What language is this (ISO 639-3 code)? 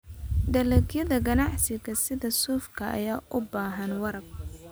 som